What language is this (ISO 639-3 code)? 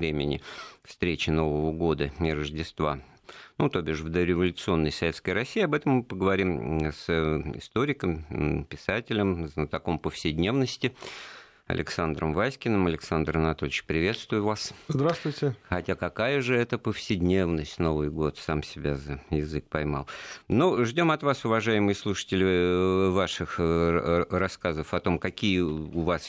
rus